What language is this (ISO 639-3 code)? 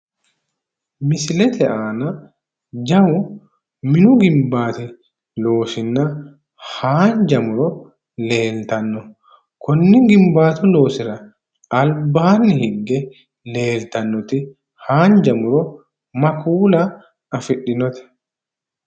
sid